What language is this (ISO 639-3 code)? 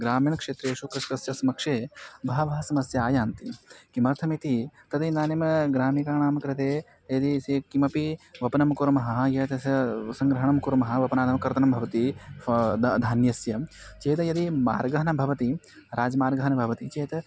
san